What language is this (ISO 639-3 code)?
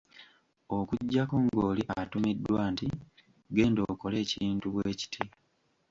lug